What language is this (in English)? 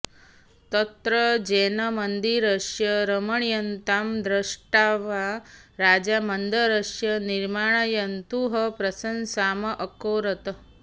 Sanskrit